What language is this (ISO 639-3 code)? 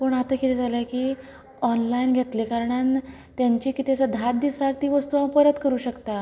kok